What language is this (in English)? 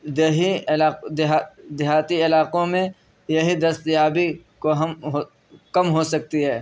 Urdu